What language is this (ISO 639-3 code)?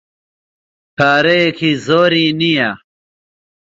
ckb